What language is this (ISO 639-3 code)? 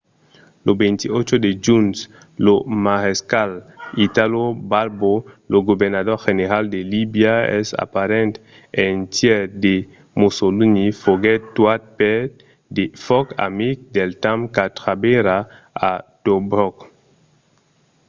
oci